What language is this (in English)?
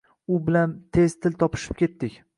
Uzbek